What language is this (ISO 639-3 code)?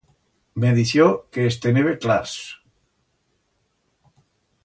arg